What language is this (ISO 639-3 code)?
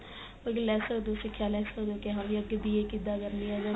pan